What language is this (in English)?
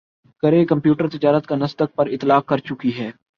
Urdu